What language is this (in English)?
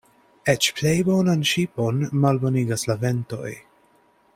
Esperanto